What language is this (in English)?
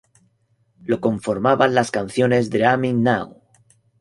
Spanish